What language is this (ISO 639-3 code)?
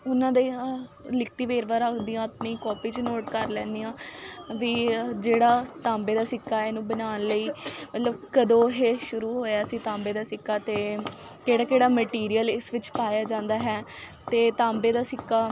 pan